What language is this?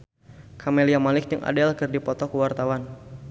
Sundanese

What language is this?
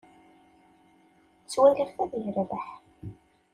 Kabyle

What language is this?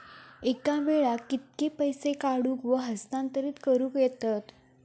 Marathi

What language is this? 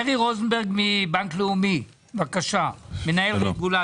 Hebrew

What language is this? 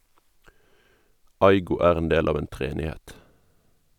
Norwegian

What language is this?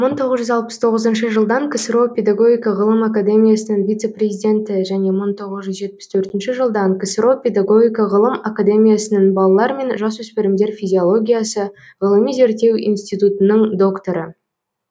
Kazakh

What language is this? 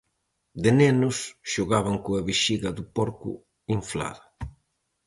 Galician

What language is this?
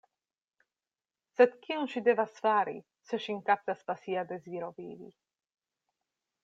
Esperanto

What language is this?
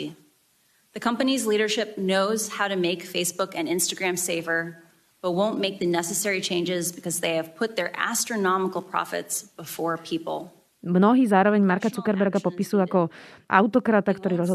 Slovak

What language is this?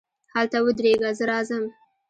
Pashto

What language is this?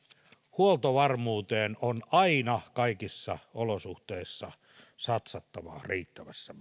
Finnish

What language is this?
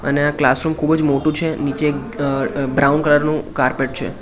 Gujarati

